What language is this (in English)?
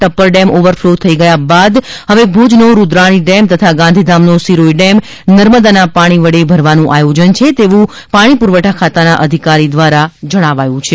Gujarati